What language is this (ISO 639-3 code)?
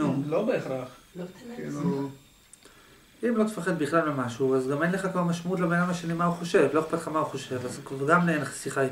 heb